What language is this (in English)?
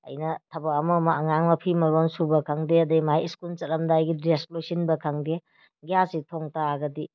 Manipuri